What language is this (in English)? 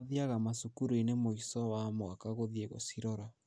Kikuyu